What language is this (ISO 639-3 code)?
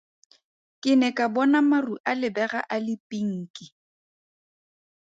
tsn